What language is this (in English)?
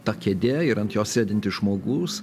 Lithuanian